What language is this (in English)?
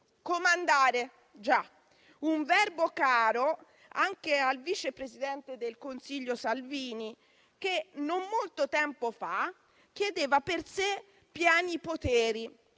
Italian